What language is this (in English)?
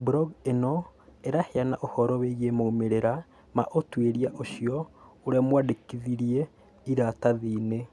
Kikuyu